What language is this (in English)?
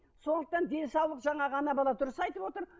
Kazakh